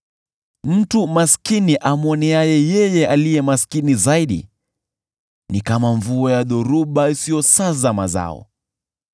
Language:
Swahili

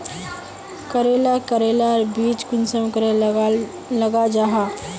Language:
Magahi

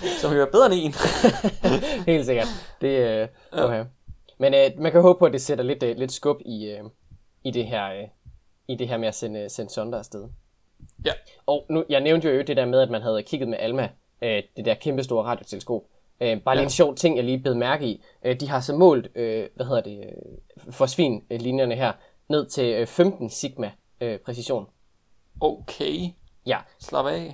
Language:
Danish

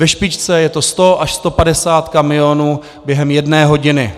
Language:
Czech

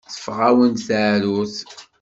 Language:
Kabyle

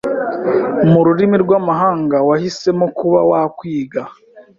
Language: Kinyarwanda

